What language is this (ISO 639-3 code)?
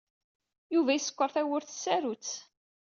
kab